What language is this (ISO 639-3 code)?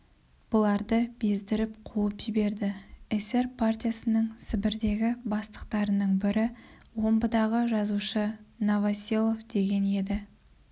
kaz